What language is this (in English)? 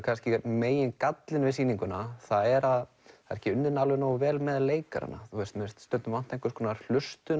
Icelandic